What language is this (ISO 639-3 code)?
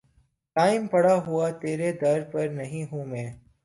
urd